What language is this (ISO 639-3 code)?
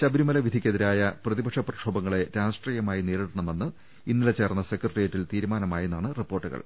mal